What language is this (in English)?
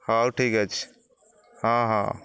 Odia